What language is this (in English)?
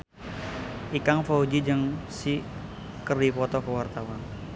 Sundanese